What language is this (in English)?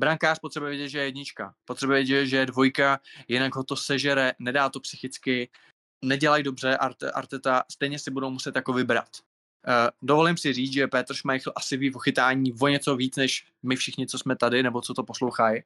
Czech